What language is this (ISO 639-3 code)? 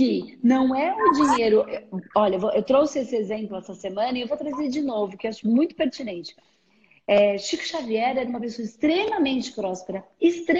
por